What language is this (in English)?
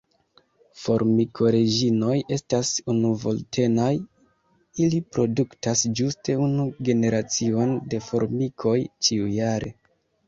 Esperanto